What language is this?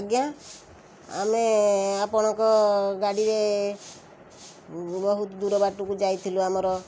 Odia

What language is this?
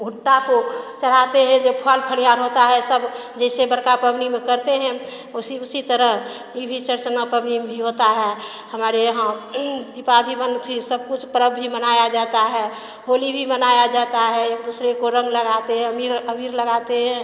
Hindi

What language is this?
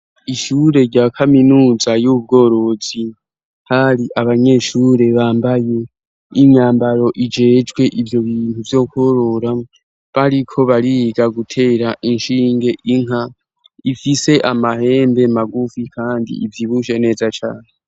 Rundi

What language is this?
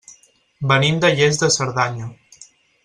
Catalan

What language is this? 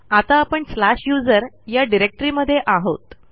Marathi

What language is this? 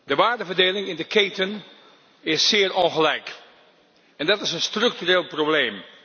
Dutch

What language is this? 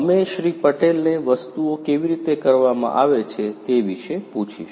Gujarati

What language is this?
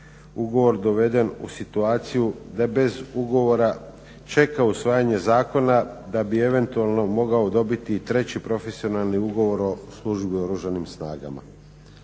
Croatian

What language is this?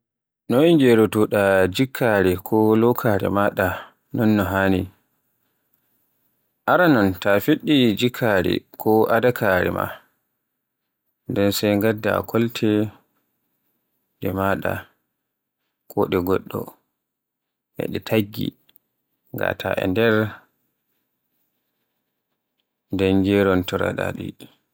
Borgu Fulfulde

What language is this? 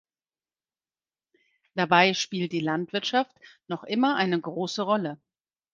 German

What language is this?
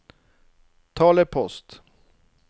Norwegian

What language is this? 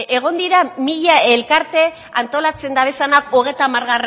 Basque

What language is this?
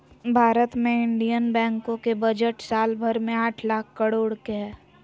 Magahi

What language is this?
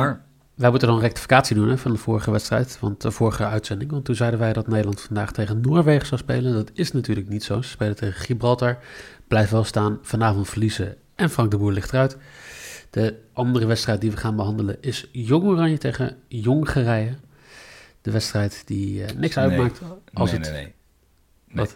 Dutch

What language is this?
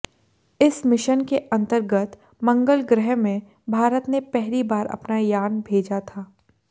Hindi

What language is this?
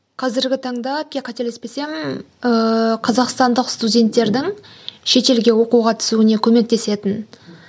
Kazakh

